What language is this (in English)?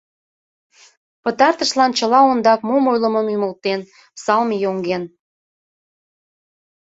Mari